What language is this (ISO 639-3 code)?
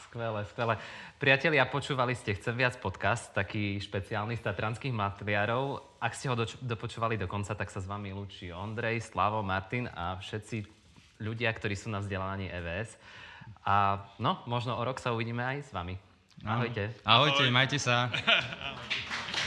slk